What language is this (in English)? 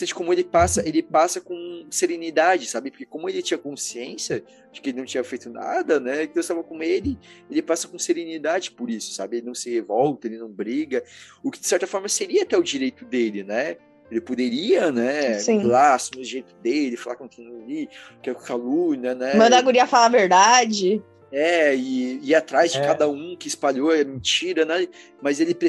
Portuguese